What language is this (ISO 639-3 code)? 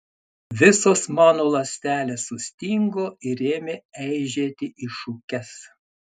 lit